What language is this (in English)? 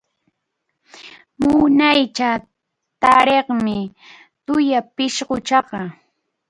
Arequipa-La Unión Quechua